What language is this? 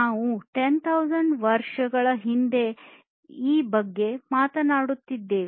Kannada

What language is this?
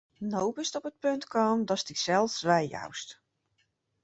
Western Frisian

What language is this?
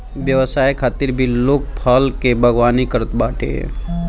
Bhojpuri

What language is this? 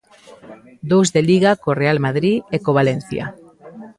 Galician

